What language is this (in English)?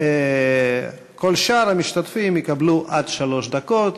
Hebrew